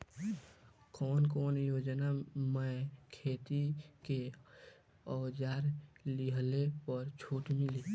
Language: Bhojpuri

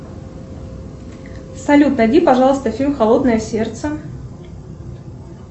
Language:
Russian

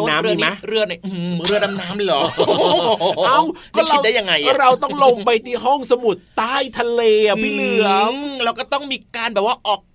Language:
Thai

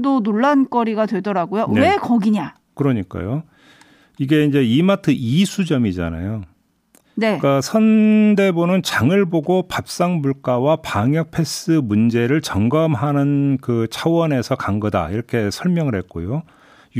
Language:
Korean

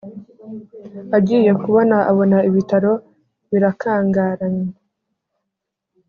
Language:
Kinyarwanda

